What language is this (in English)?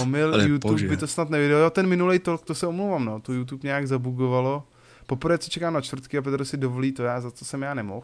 Czech